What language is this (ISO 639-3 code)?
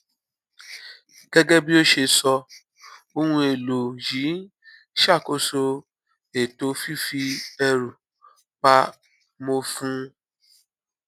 yor